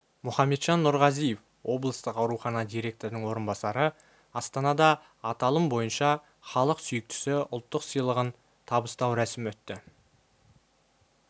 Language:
Kazakh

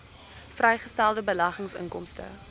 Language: Afrikaans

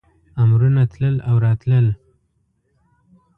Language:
Pashto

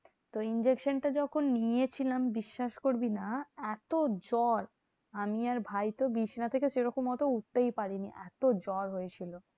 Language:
Bangla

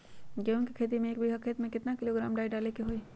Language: Magahi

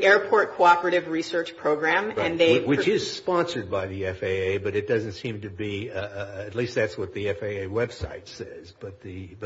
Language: English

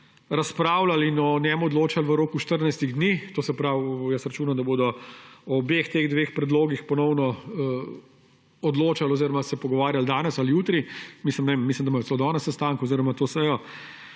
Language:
Slovenian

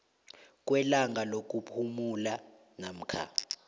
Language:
South Ndebele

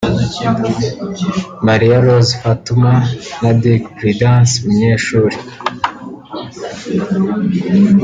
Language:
Kinyarwanda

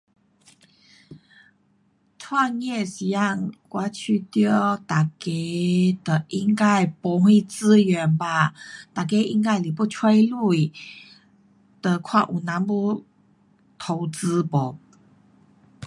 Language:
Pu-Xian Chinese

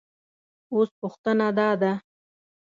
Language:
Pashto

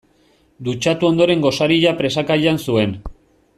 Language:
Basque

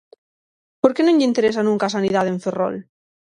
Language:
Galician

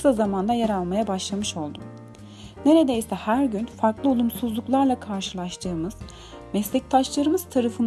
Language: Turkish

